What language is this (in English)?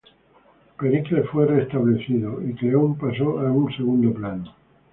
Spanish